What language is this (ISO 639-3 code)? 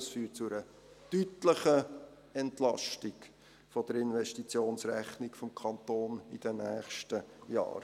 gsw